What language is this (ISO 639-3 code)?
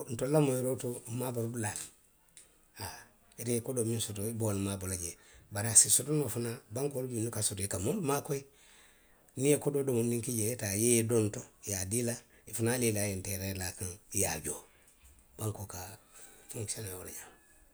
mlq